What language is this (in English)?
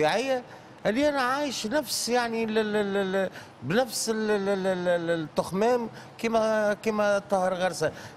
Arabic